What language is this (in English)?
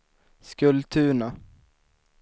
Swedish